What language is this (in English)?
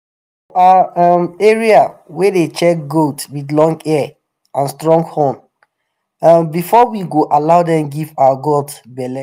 Nigerian Pidgin